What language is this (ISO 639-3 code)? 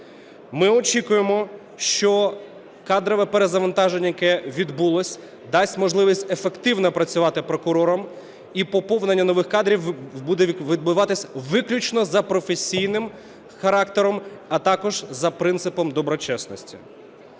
ukr